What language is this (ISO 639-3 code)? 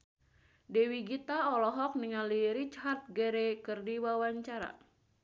sun